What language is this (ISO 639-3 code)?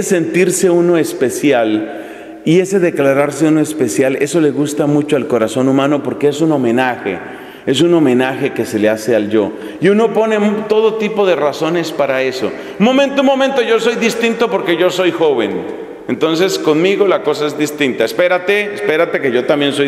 spa